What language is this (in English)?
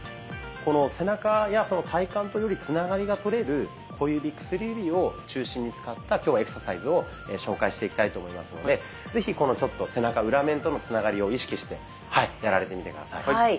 Japanese